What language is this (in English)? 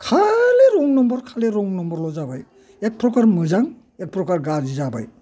Bodo